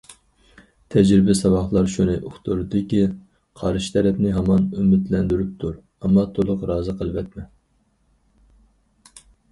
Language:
Uyghur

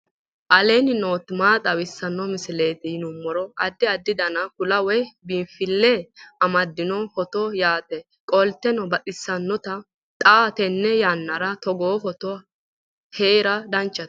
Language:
Sidamo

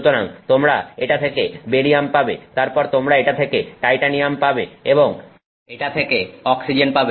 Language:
Bangla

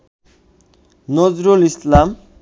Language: Bangla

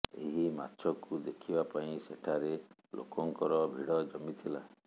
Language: Odia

